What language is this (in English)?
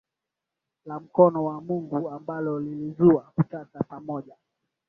Swahili